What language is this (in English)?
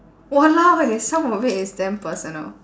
English